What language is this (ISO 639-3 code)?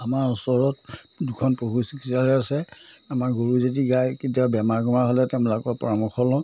asm